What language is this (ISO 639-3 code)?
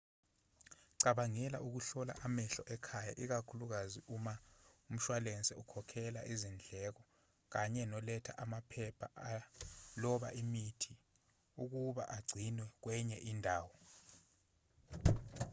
zul